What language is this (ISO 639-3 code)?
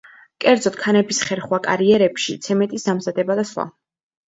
kat